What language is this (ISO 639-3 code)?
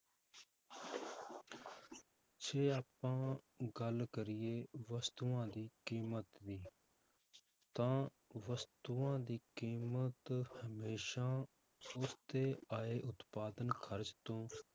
pan